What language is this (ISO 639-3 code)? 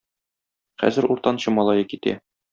tat